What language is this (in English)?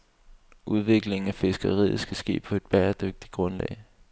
Danish